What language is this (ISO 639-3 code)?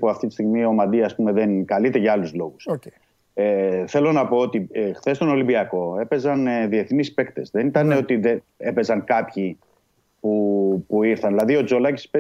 ell